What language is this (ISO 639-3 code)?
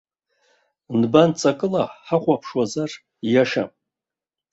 abk